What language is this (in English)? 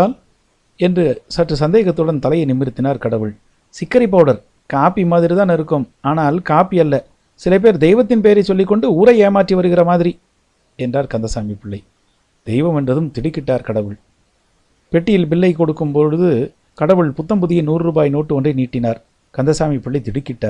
Tamil